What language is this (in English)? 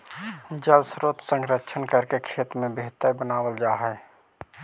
Magahi